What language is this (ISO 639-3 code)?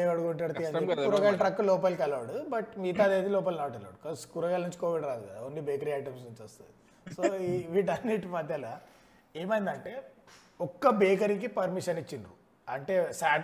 tel